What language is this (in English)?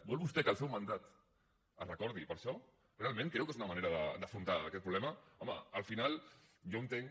Catalan